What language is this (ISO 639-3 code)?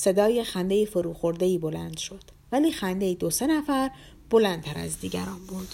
fas